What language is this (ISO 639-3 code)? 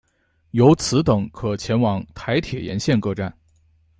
zho